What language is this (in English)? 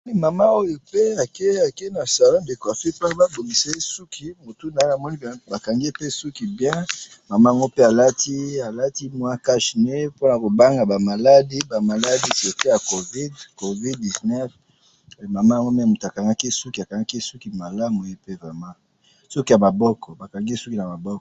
Lingala